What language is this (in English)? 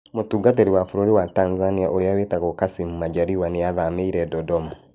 Kikuyu